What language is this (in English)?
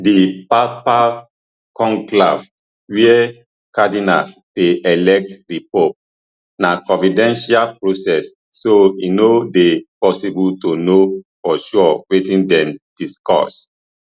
Nigerian Pidgin